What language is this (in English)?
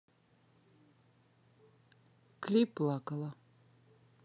Russian